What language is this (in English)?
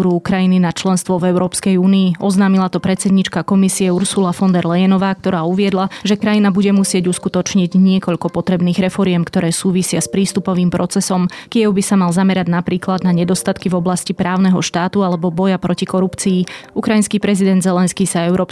Slovak